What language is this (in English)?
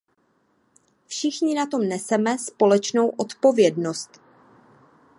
Czech